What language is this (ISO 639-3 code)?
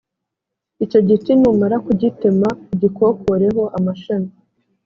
kin